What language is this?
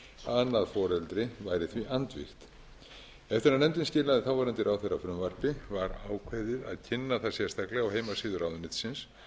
Icelandic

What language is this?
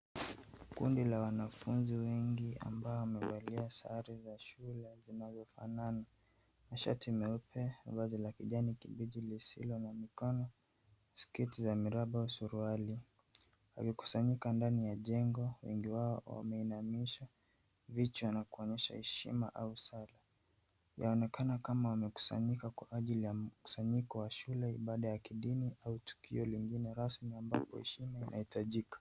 Swahili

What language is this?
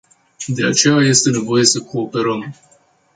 Romanian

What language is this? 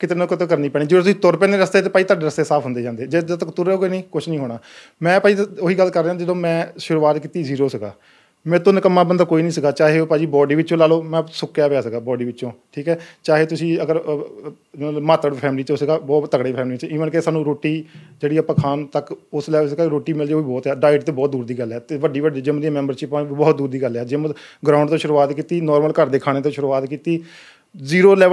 Punjabi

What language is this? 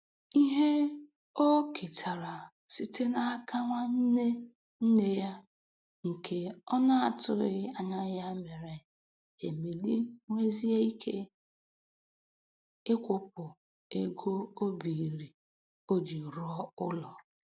Igbo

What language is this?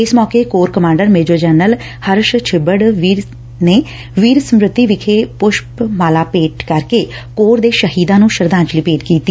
Punjabi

